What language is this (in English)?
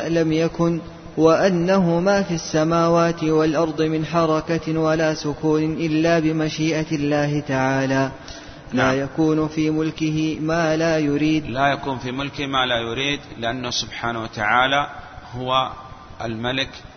Arabic